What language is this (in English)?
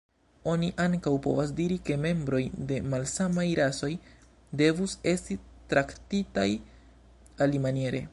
Esperanto